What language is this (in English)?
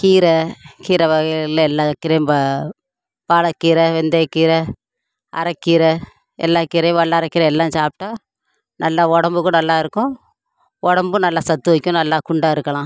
Tamil